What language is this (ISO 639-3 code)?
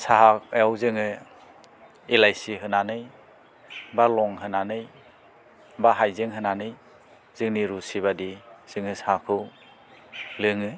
brx